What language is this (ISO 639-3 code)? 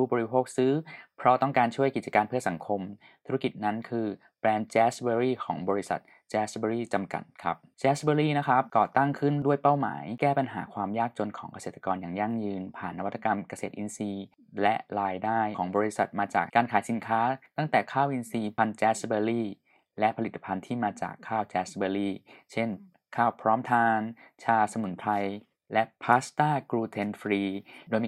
tha